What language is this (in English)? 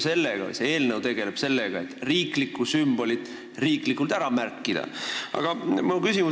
Estonian